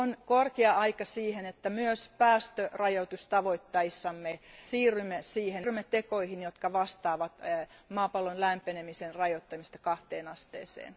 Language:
Finnish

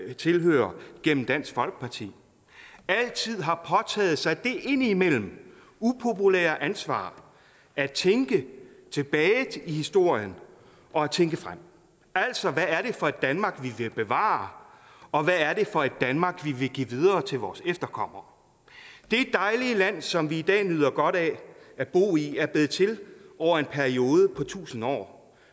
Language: Danish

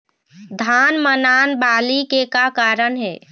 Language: Chhattisgarhi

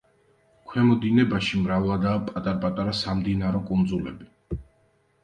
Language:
Georgian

